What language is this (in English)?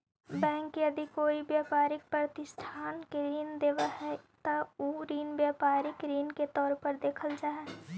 Magahi